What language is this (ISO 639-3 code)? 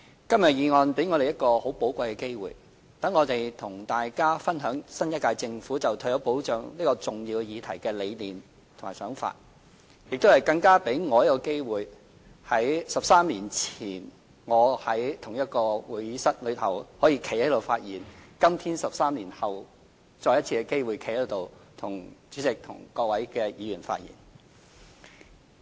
yue